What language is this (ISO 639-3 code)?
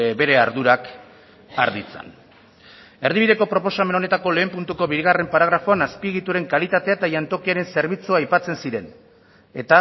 eus